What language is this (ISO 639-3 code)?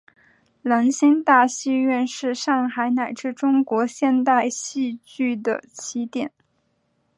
zho